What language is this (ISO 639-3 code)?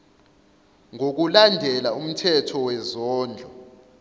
zul